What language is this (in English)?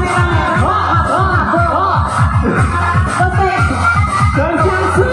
Indonesian